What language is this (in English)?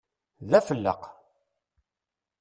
Kabyle